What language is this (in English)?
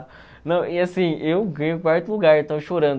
Portuguese